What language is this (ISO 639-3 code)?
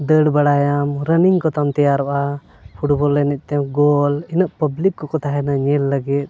sat